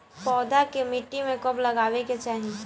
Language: Bhojpuri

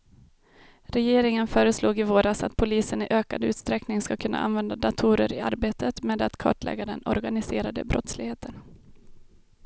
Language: Swedish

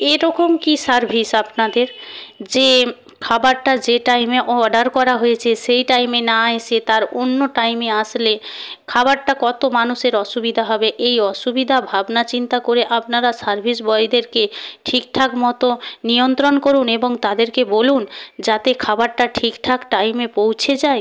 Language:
Bangla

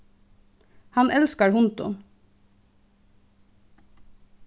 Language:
Faroese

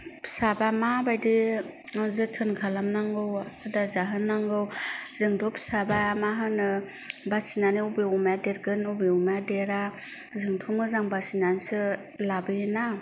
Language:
Bodo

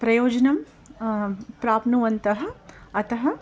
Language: Sanskrit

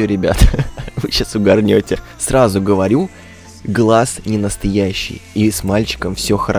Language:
Russian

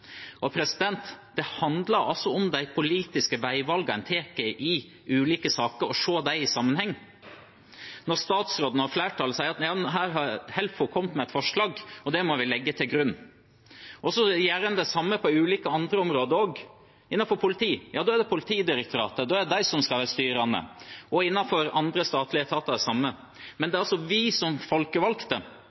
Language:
Norwegian Nynorsk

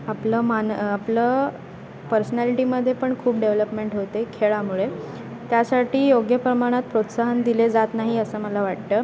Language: Marathi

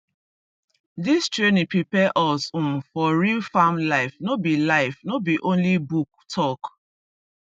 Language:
Nigerian Pidgin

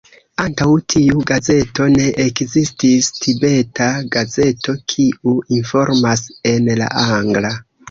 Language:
Esperanto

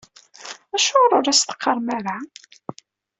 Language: Kabyle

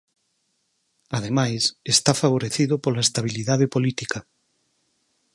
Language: Galician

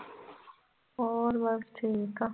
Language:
Punjabi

